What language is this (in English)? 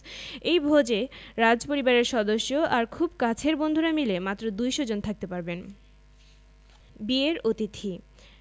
Bangla